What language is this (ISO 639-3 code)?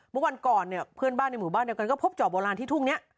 tha